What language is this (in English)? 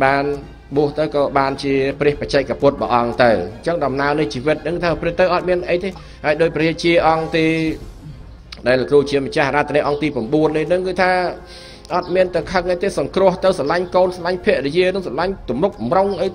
Vietnamese